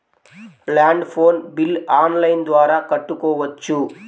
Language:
Telugu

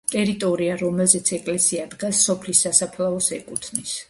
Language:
Georgian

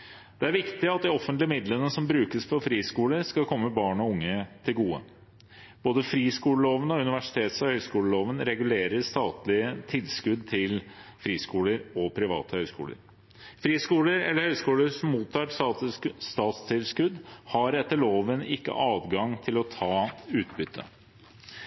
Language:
Norwegian Bokmål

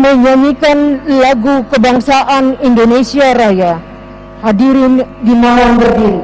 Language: Indonesian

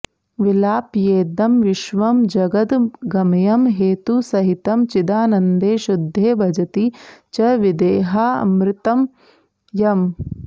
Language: Sanskrit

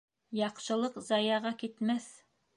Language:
Bashkir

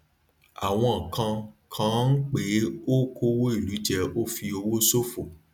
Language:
Yoruba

